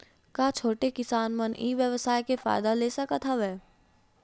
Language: Chhattisgarhi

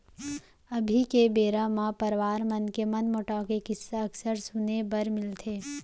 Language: Chhattisgarhi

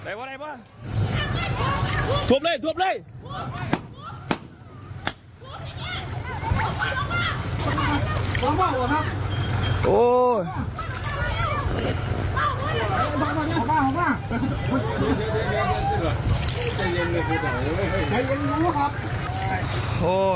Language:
Thai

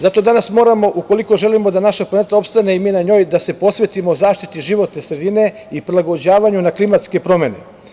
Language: Serbian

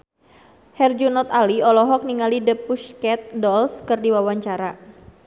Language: Sundanese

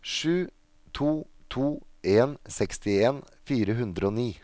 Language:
Norwegian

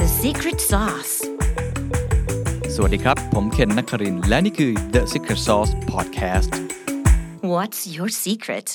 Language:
Thai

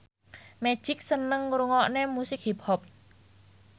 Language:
Javanese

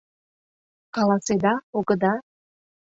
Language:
Mari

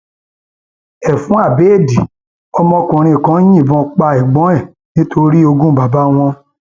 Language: Yoruba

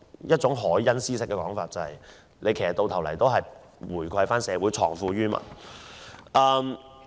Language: Cantonese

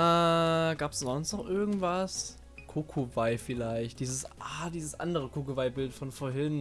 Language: German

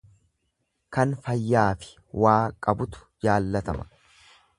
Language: Oromo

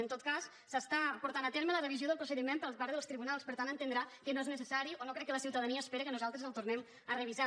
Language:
Catalan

